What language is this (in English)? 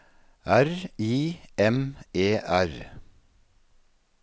Norwegian